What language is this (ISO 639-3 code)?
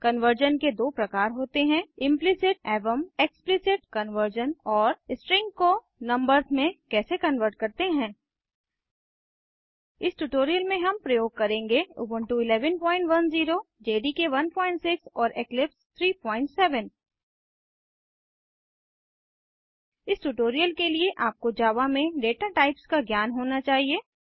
hin